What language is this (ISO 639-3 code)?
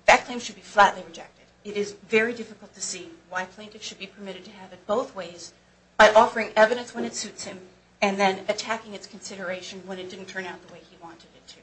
eng